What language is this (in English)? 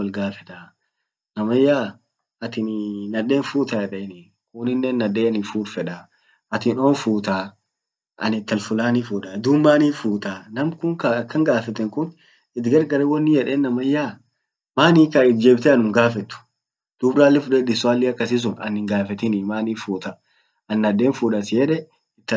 Orma